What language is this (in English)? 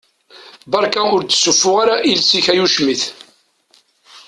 Kabyle